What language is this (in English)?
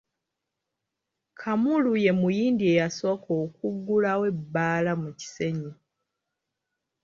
Ganda